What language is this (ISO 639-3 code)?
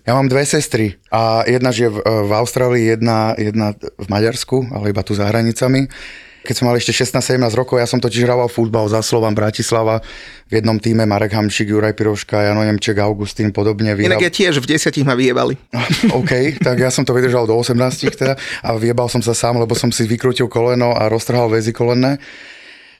slk